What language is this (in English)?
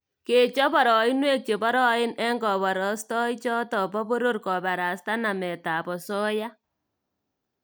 Kalenjin